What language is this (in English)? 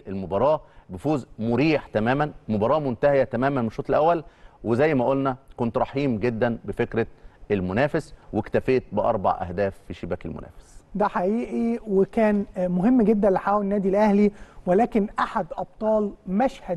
Arabic